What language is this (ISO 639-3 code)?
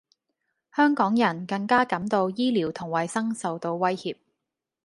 yue